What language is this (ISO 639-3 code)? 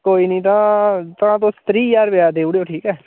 doi